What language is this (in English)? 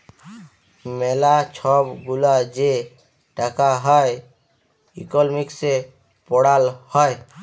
Bangla